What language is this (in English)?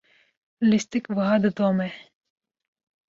Kurdish